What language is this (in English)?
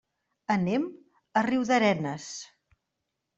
Catalan